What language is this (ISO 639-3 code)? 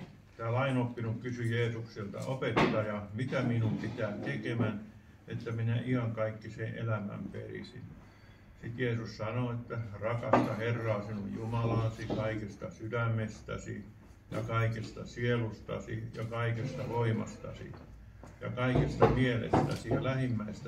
fin